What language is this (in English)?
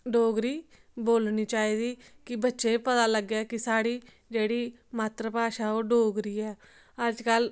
Dogri